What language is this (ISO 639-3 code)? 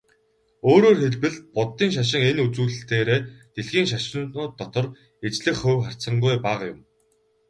mon